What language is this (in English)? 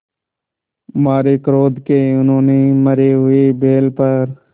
Hindi